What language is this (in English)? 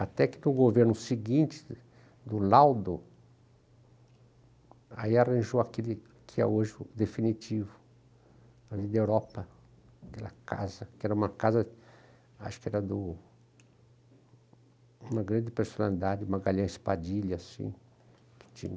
Portuguese